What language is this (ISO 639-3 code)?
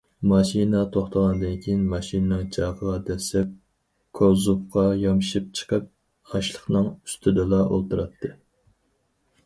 uig